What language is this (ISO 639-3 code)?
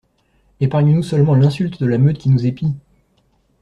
fra